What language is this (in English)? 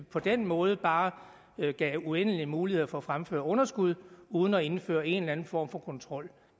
Danish